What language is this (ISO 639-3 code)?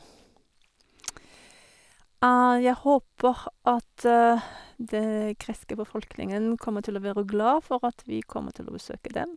nor